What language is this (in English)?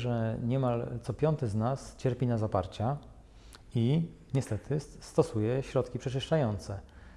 Polish